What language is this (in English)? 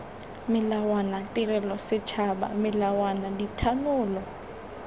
Tswana